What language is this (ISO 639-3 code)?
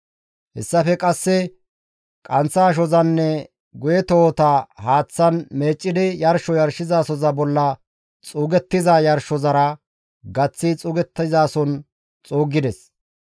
gmv